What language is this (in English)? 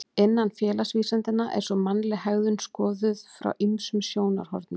Icelandic